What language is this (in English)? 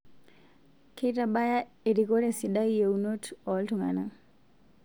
Masai